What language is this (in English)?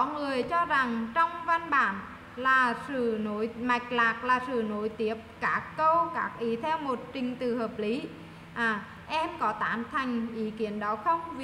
Vietnamese